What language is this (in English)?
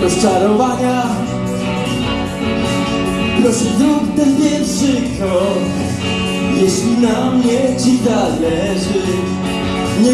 Polish